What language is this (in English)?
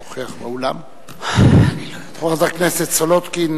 Hebrew